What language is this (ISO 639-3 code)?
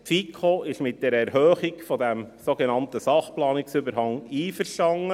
gsw